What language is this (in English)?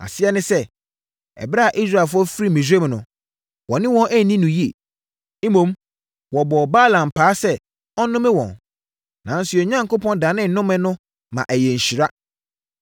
Akan